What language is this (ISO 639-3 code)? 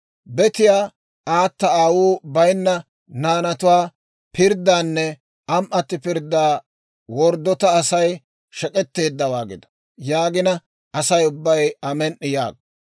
dwr